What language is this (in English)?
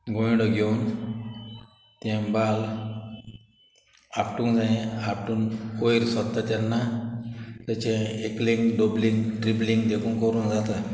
Konkani